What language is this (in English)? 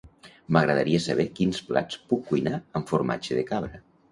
Catalan